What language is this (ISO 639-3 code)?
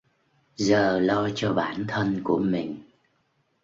vie